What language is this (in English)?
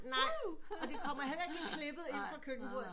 Danish